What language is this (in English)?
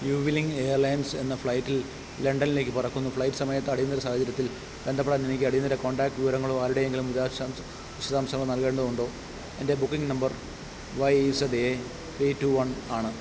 Malayalam